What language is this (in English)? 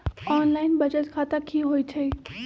Magahi